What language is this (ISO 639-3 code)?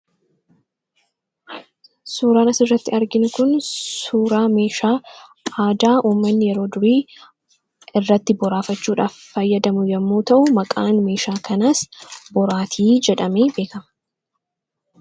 orm